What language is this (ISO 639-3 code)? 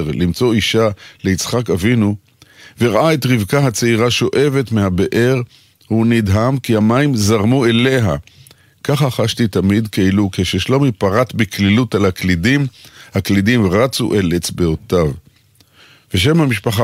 heb